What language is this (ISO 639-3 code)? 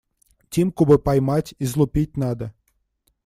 rus